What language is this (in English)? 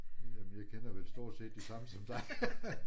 Danish